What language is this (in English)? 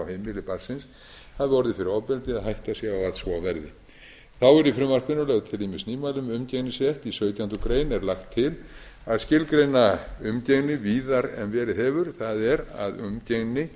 Icelandic